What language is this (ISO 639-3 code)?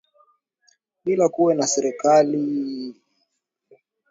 swa